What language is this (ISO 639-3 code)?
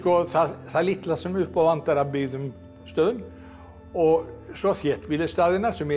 isl